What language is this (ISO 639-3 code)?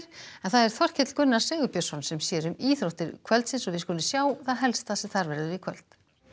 isl